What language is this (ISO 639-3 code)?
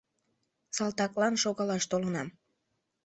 chm